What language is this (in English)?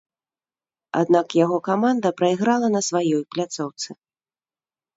Belarusian